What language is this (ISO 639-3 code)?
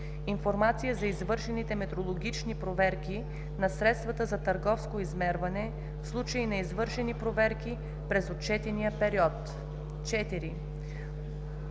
bul